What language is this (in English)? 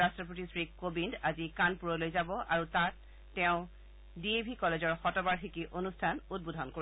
Assamese